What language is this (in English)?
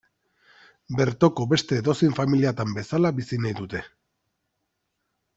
Basque